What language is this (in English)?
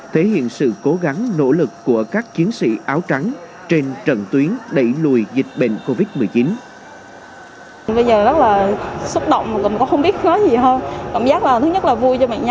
Vietnamese